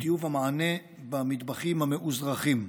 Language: Hebrew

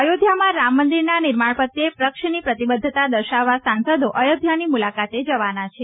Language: Gujarati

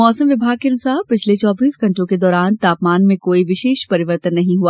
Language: Hindi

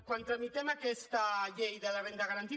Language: Catalan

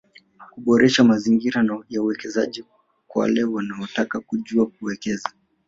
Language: Swahili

